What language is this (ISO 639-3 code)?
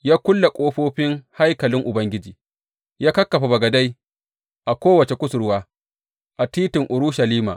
hau